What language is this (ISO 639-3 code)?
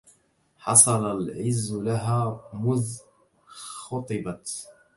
ara